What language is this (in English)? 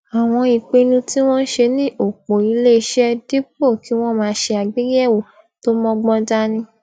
Yoruba